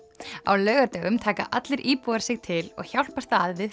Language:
Icelandic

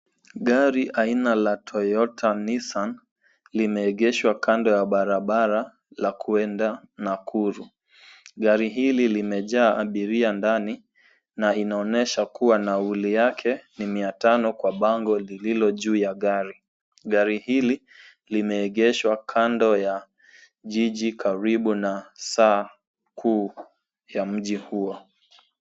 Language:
Swahili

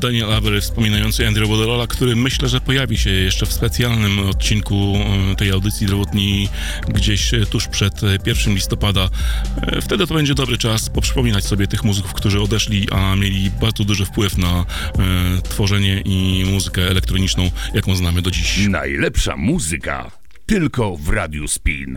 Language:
Polish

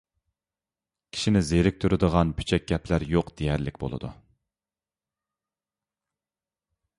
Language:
Uyghur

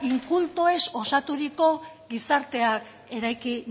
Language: Basque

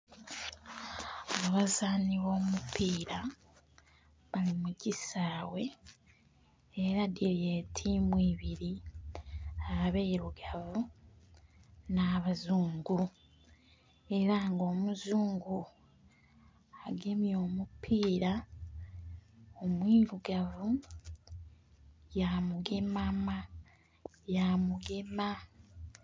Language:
Soga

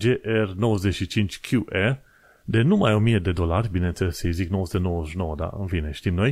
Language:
Romanian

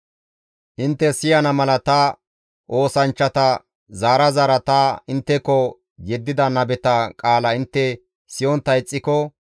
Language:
Gamo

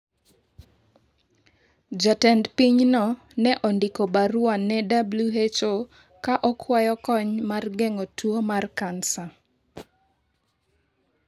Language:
Luo (Kenya and Tanzania)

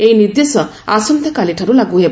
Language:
Odia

